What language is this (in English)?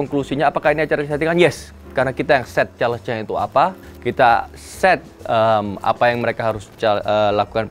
Indonesian